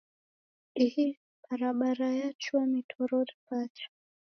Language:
Taita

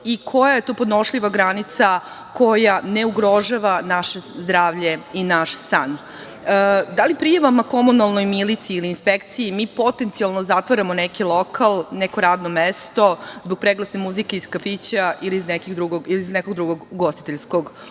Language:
Serbian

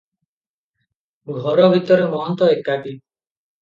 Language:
Odia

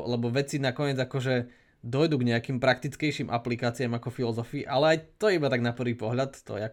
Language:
Slovak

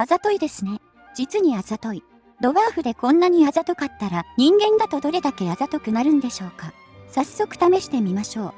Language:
Japanese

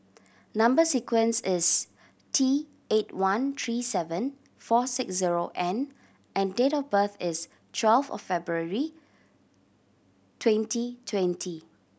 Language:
English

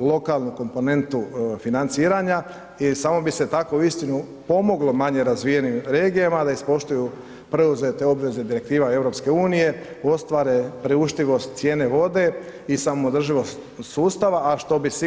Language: Croatian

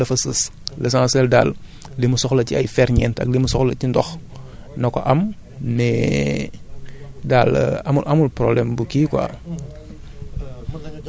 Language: Wolof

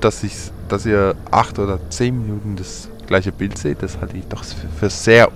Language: German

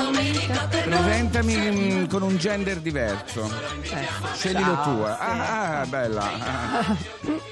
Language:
Italian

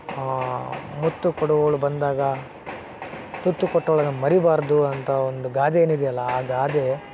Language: Kannada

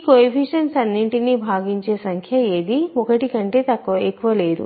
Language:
Telugu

